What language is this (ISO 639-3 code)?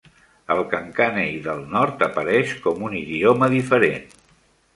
cat